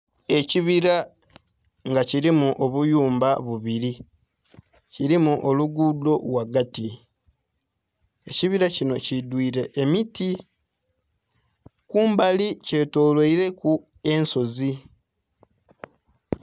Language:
Soga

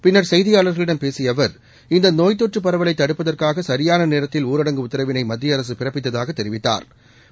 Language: Tamil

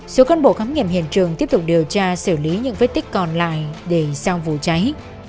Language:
Vietnamese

